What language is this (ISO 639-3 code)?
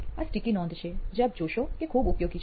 guj